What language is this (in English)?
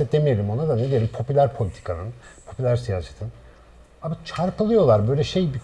Turkish